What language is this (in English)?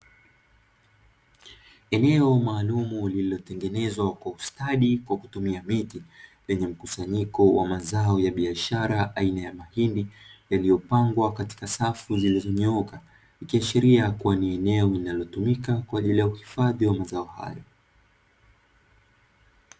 Swahili